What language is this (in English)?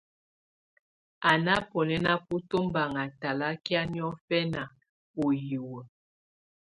Tunen